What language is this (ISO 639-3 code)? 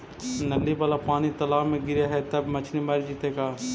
mag